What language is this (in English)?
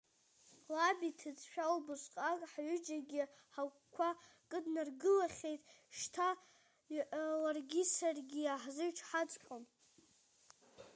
Abkhazian